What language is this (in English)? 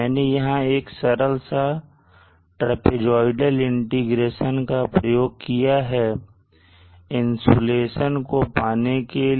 Hindi